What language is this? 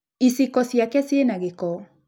Kikuyu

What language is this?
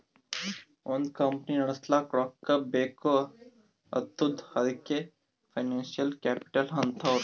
Kannada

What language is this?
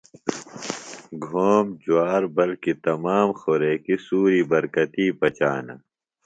Phalura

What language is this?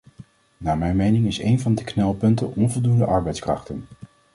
Dutch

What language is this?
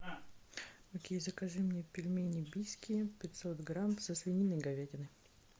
Russian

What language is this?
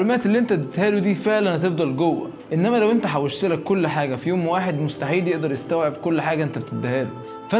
Arabic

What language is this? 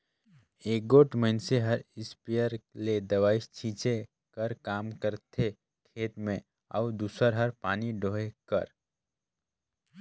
Chhattisgarhi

